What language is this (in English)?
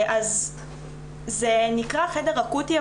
Hebrew